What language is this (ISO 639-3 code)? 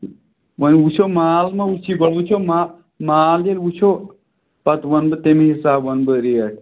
kas